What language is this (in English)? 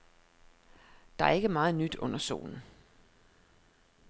Danish